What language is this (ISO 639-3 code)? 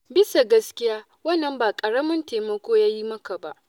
hau